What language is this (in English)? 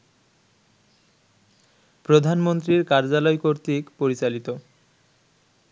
Bangla